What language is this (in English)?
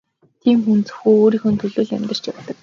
Mongolian